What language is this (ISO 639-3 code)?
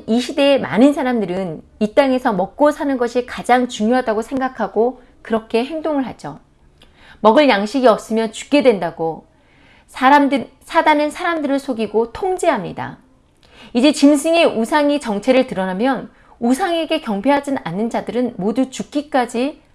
kor